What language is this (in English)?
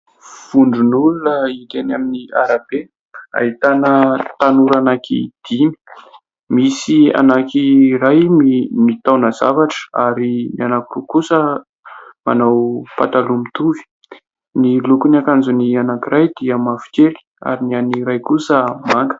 Malagasy